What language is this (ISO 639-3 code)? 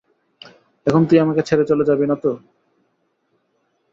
ben